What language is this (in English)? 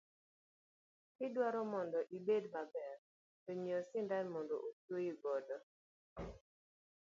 Luo (Kenya and Tanzania)